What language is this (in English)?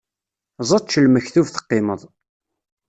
Kabyle